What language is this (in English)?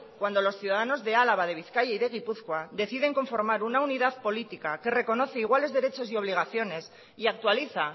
Spanish